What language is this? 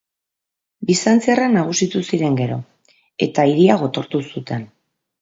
Basque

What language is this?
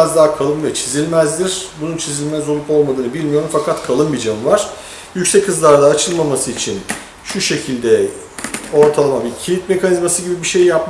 Turkish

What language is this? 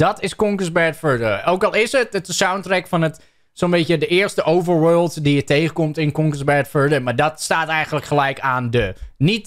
Dutch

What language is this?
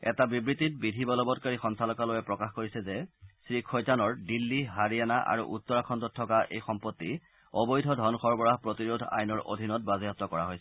Assamese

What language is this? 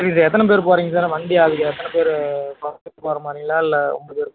Tamil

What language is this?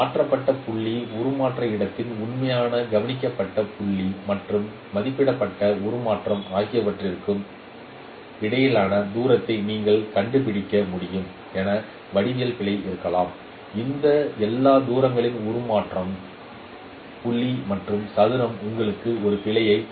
Tamil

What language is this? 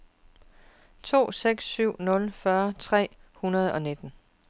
Danish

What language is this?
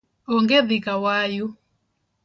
Luo (Kenya and Tanzania)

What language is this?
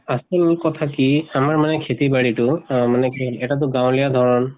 Assamese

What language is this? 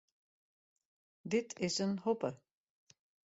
Western Frisian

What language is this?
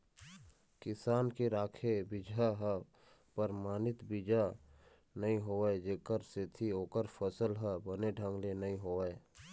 Chhattisgarhi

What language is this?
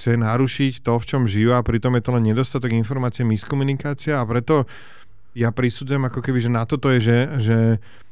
Slovak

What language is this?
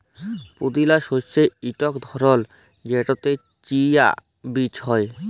Bangla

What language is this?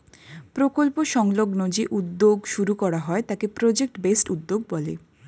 Bangla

